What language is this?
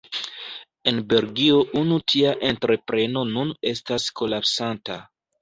Esperanto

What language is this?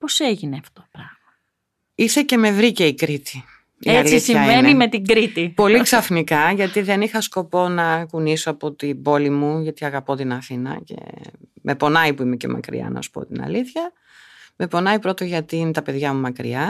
Greek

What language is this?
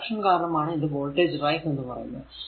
Malayalam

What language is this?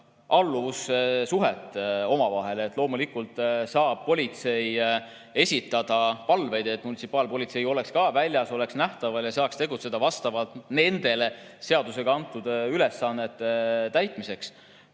Estonian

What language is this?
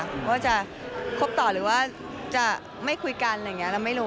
Thai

